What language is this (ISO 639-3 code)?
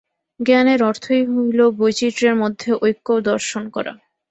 ben